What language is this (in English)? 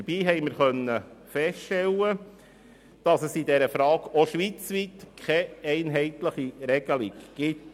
Swiss German